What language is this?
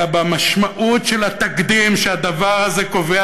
Hebrew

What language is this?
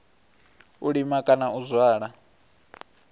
Venda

